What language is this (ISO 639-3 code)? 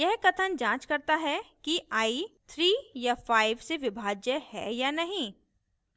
hin